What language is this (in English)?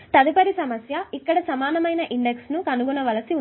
Telugu